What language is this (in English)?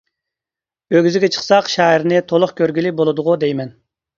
Uyghur